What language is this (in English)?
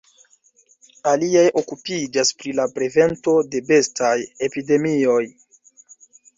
Esperanto